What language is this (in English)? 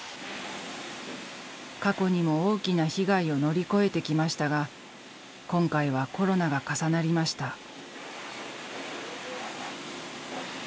Japanese